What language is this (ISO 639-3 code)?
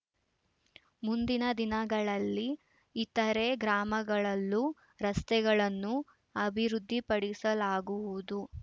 kan